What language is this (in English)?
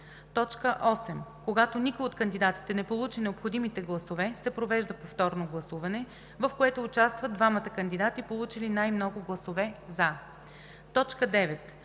Bulgarian